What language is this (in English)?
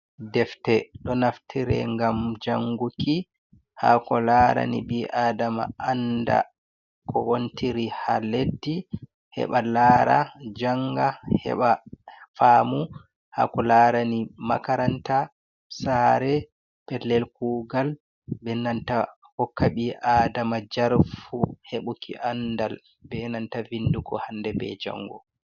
Fula